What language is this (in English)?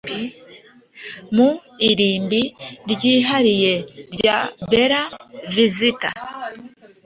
Kinyarwanda